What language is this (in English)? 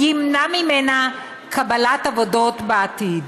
Hebrew